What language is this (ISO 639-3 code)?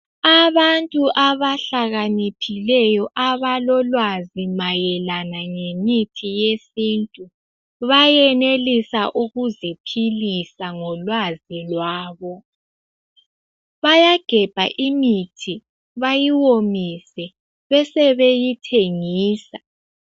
nde